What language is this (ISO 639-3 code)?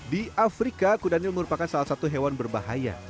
ind